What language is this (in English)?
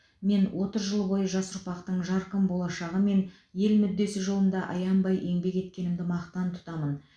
Kazakh